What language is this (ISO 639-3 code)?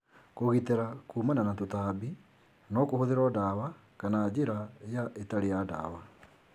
kik